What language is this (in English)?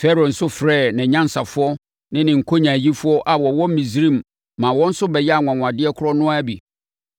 Akan